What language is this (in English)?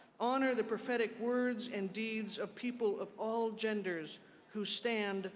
English